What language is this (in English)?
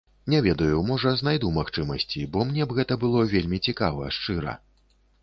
Belarusian